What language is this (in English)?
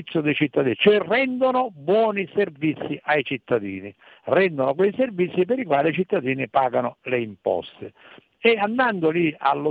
Italian